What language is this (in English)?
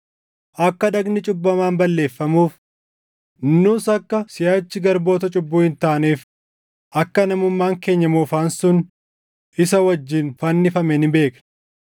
Oromo